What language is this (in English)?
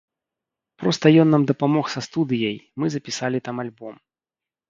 Belarusian